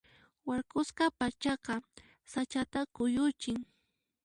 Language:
Puno Quechua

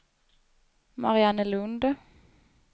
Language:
Swedish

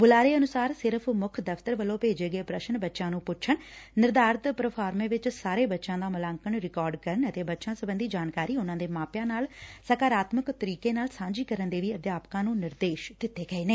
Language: Punjabi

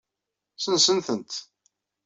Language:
Kabyle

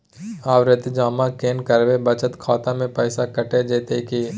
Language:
Maithili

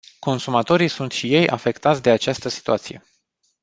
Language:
Romanian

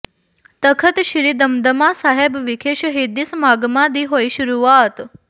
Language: Punjabi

